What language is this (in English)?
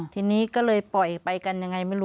Thai